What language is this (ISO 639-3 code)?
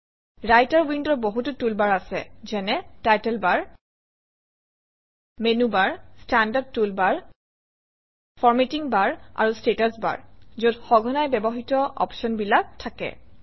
asm